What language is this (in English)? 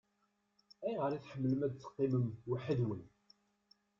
Kabyle